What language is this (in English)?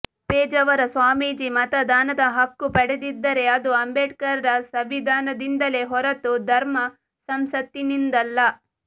Kannada